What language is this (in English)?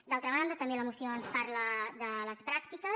Catalan